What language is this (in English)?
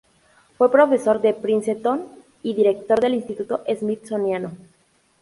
Spanish